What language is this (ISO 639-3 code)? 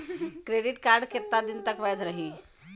bho